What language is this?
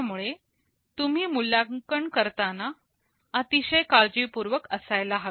Marathi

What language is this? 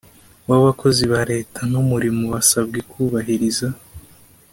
Kinyarwanda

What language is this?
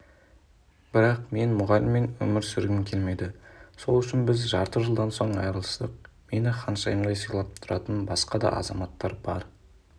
Kazakh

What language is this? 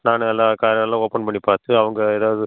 Tamil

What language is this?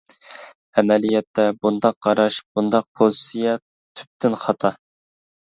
Uyghur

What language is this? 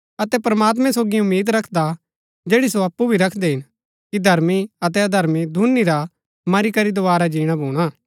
Gaddi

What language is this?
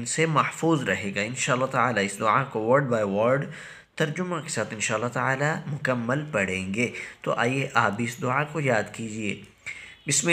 Arabic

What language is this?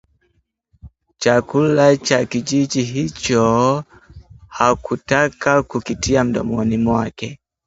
Swahili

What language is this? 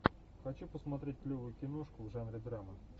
Russian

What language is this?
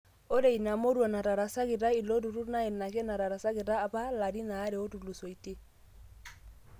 Masai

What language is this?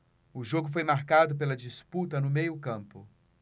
Portuguese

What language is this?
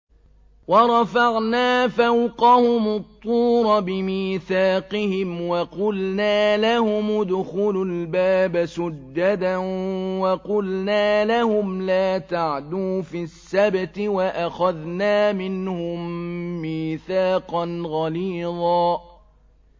Arabic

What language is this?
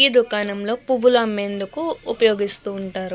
Telugu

